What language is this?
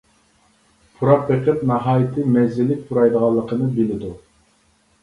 Uyghur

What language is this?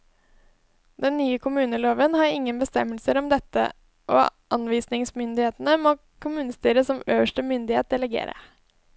Norwegian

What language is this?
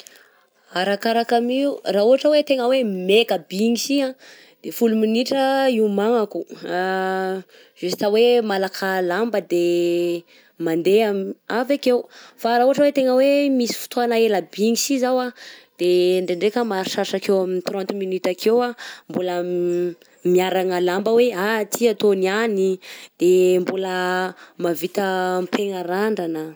Southern Betsimisaraka Malagasy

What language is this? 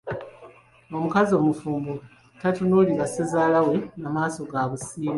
Ganda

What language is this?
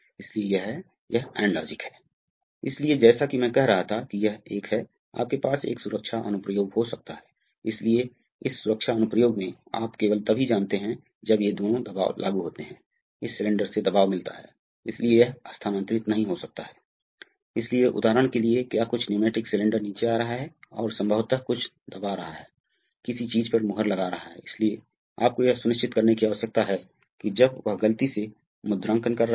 Hindi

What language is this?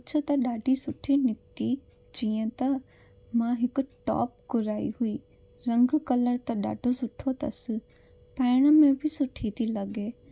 Sindhi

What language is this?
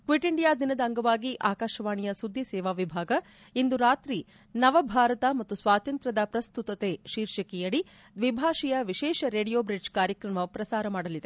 Kannada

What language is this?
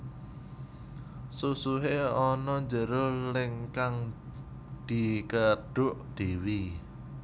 Javanese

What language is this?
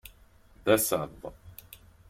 Kabyle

